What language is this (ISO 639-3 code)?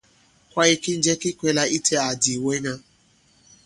abb